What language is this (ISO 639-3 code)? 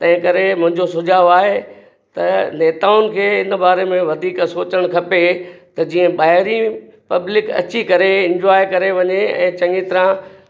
snd